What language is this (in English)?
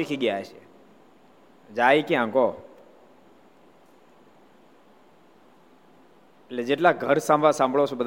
Gujarati